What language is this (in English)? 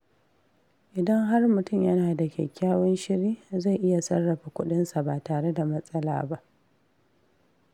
Hausa